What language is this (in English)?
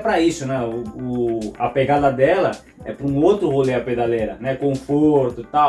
Portuguese